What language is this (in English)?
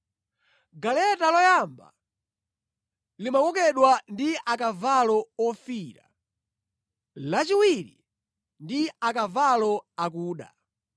Nyanja